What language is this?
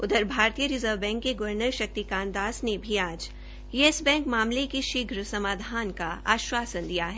Hindi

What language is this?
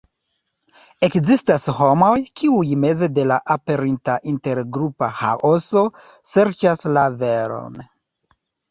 Esperanto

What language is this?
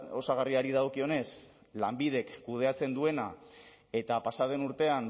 Basque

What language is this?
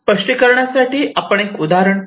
Marathi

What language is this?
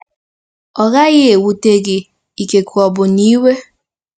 Igbo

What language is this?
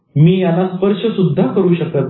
Marathi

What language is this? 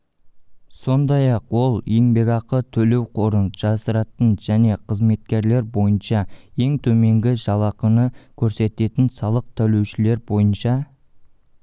Kazakh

